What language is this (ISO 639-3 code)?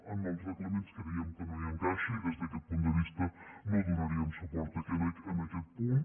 cat